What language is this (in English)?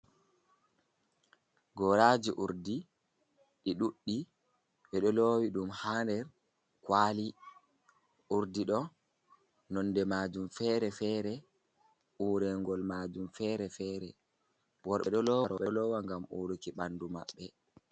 Fula